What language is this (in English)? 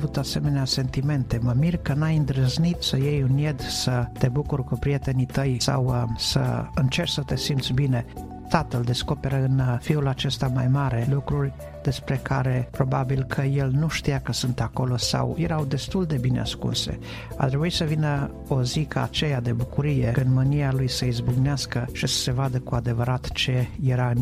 Romanian